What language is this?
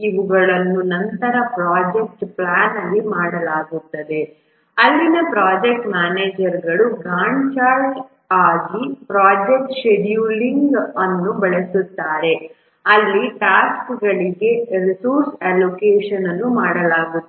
Kannada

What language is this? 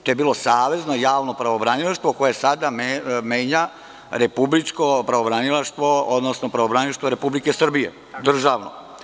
Serbian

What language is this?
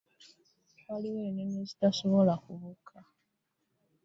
Ganda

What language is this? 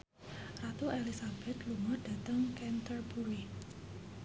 Javanese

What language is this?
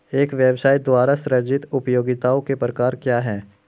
Hindi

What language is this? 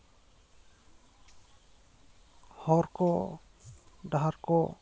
Santali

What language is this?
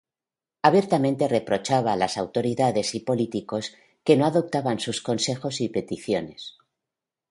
Spanish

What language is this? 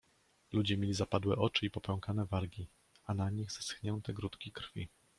Polish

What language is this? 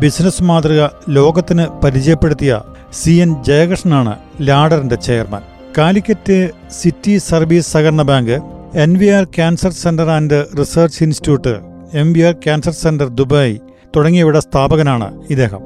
Malayalam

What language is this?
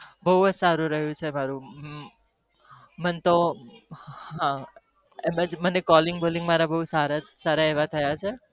Gujarati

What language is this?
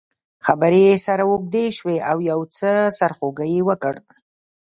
Pashto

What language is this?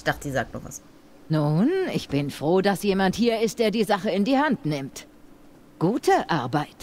German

